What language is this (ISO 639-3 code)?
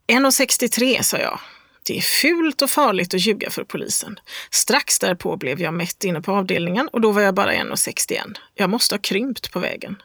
swe